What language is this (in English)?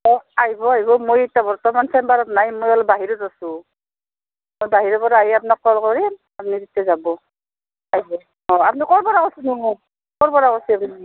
Assamese